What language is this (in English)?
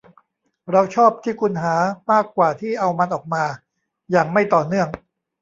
Thai